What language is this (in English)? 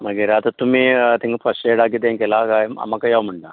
Konkani